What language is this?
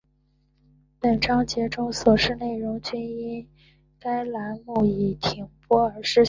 Chinese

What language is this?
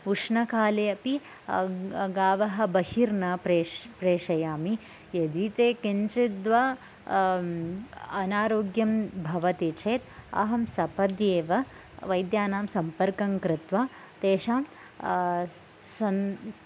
Sanskrit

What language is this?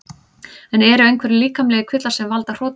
Icelandic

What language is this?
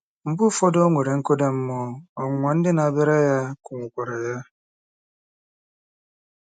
Igbo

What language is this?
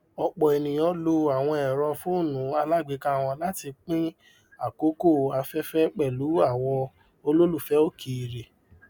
Yoruba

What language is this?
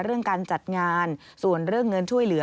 Thai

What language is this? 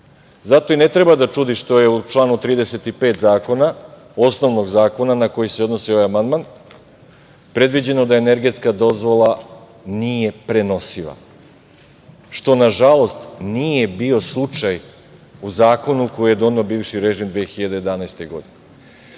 Serbian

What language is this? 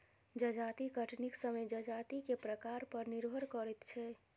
Maithili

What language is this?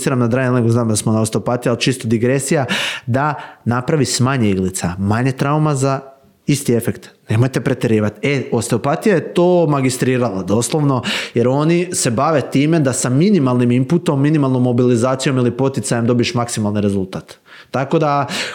Croatian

